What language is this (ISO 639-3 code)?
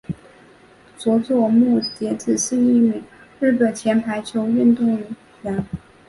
zho